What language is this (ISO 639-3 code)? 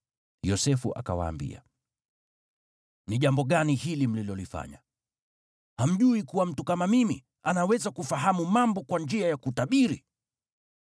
swa